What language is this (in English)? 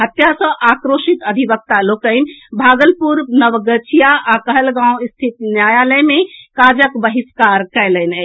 Maithili